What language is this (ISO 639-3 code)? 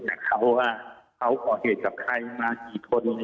tha